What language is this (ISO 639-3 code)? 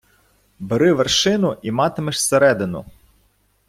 ukr